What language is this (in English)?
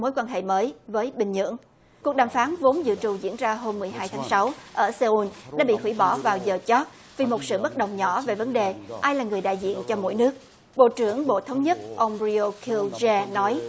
Vietnamese